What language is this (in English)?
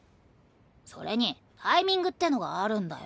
Japanese